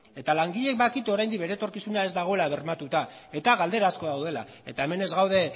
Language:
Basque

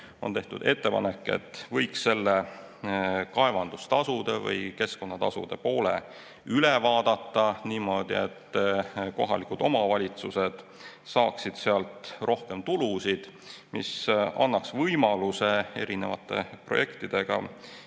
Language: Estonian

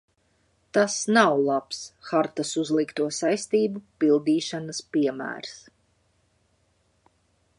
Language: Latvian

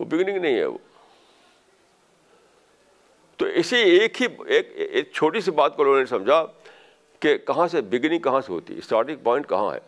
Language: Urdu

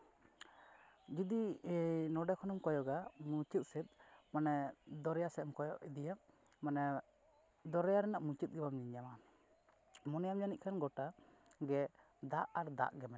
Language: Santali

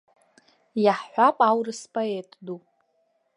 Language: Abkhazian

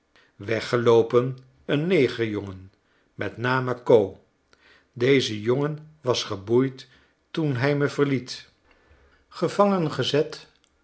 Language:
Dutch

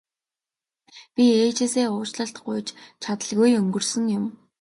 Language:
Mongolian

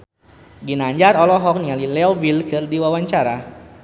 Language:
Sundanese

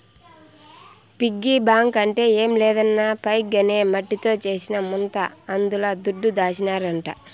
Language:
Telugu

